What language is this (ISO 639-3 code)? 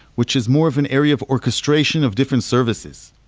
eng